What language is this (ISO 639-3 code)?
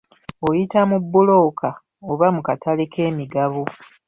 lug